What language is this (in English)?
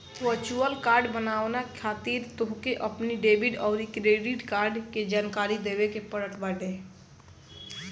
Bhojpuri